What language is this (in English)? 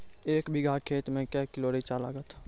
Maithili